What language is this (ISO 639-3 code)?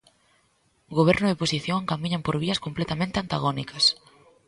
glg